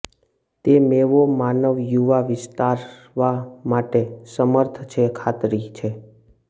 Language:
Gujarati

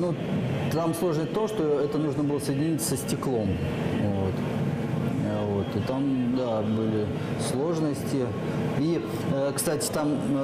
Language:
Russian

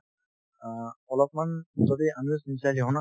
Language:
Assamese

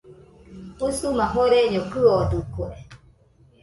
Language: Nüpode Huitoto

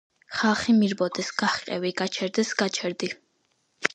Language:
Georgian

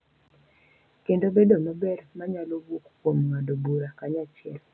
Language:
Luo (Kenya and Tanzania)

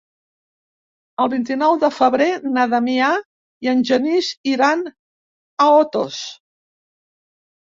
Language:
Catalan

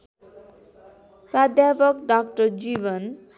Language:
Nepali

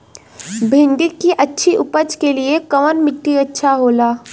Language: Bhojpuri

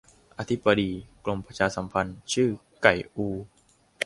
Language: Thai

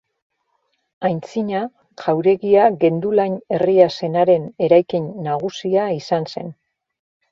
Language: Basque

